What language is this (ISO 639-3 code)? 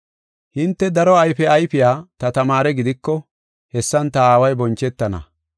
gof